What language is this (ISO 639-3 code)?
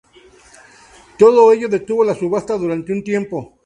spa